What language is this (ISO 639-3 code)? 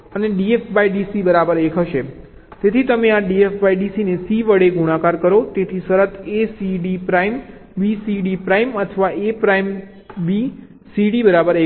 guj